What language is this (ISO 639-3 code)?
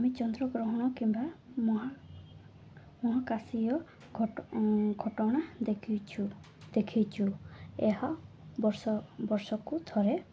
ori